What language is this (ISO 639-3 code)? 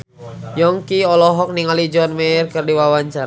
sun